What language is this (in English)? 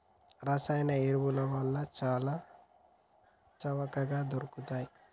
Telugu